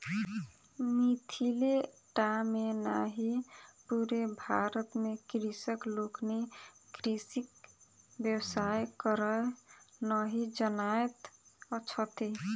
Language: Maithili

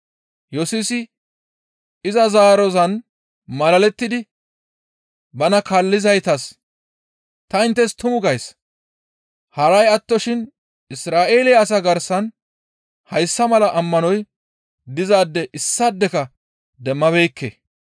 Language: Gamo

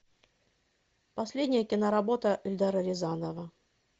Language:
Russian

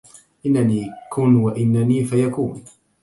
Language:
Arabic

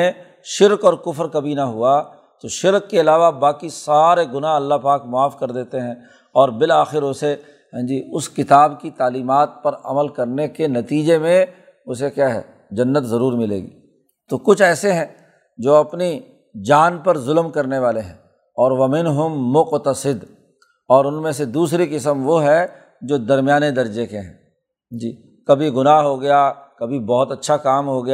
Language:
Urdu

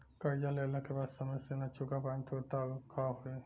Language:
Bhojpuri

